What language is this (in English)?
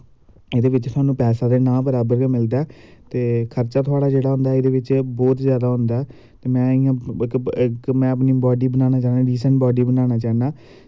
Dogri